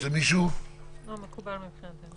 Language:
Hebrew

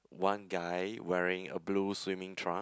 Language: English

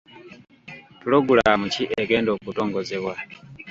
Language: Ganda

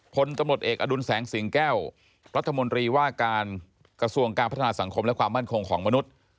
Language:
Thai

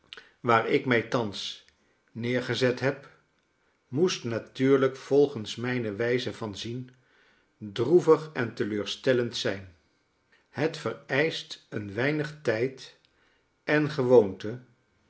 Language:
Dutch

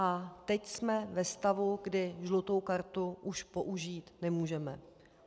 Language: Czech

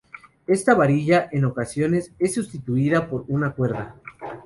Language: Spanish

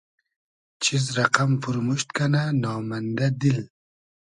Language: Hazaragi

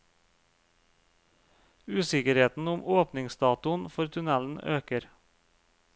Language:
Norwegian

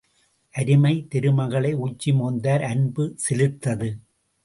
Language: Tamil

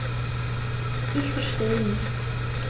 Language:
German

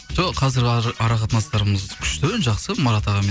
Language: Kazakh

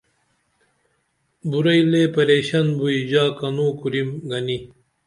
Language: Dameli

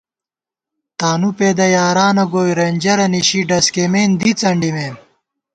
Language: Gawar-Bati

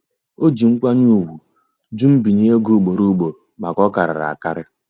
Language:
Igbo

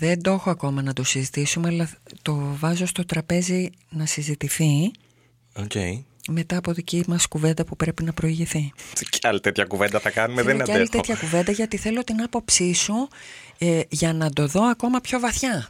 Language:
Greek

